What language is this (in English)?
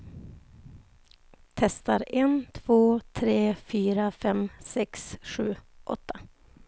Swedish